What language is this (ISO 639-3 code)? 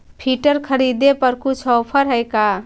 mag